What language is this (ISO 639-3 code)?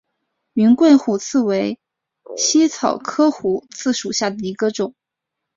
zho